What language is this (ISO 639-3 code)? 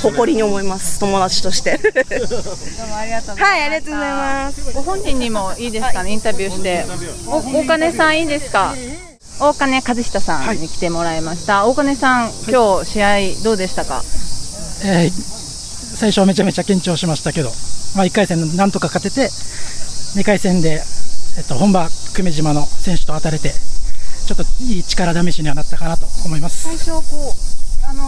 jpn